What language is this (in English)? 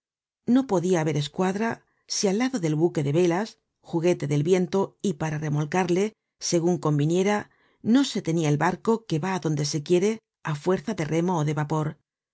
Spanish